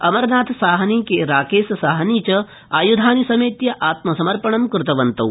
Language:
Sanskrit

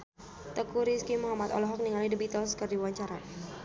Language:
Sundanese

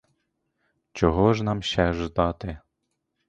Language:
Ukrainian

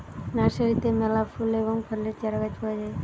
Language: Bangla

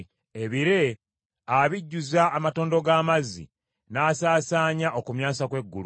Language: Ganda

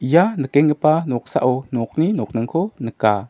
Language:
Garo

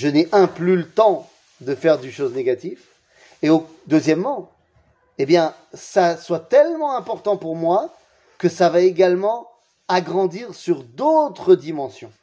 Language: French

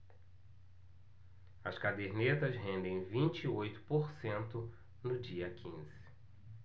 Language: Portuguese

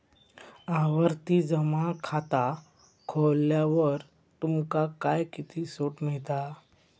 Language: Marathi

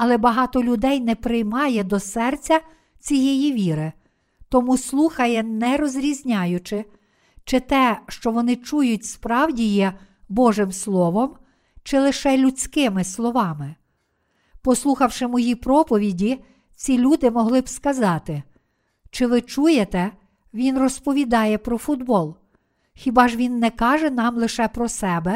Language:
Ukrainian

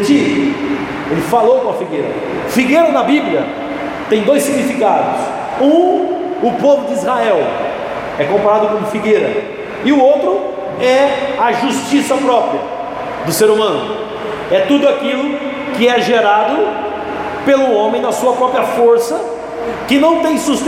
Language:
Portuguese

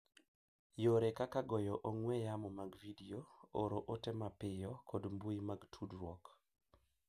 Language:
Luo (Kenya and Tanzania)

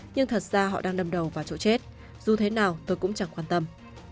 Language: Vietnamese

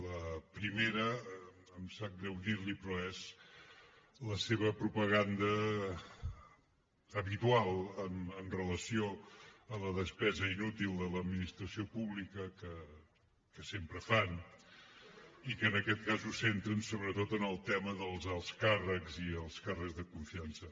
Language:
Catalan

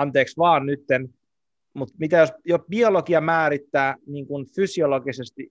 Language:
Finnish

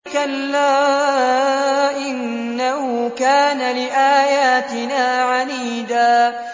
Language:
Arabic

